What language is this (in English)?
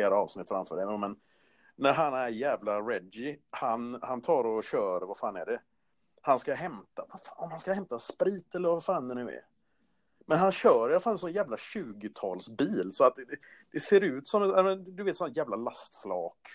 Swedish